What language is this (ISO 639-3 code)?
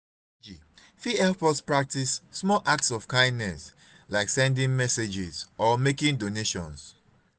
pcm